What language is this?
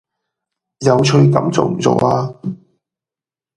Cantonese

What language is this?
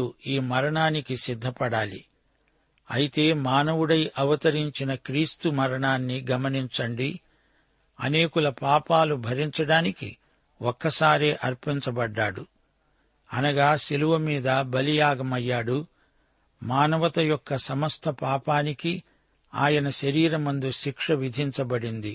Telugu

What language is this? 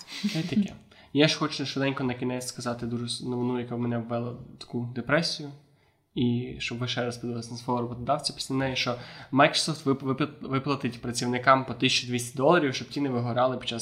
Ukrainian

